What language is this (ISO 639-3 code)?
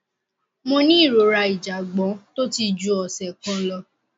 yor